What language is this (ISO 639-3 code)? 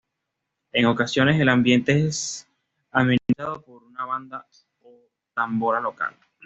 spa